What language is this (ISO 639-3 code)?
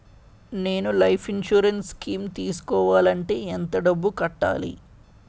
tel